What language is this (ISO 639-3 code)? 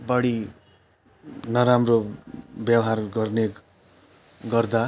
nep